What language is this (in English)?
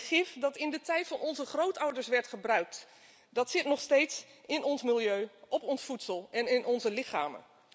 Dutch